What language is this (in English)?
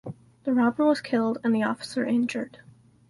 English